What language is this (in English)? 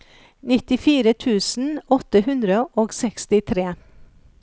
Norwegian